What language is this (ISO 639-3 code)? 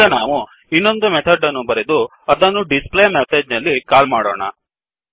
kan